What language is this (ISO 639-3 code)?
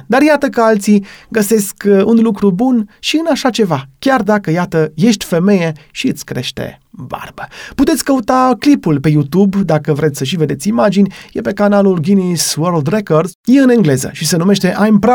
ron